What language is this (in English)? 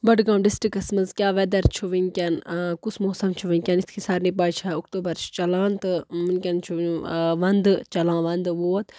Kashmiri